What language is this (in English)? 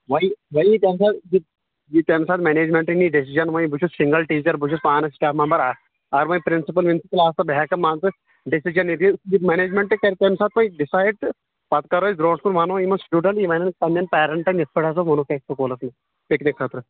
Kashmiri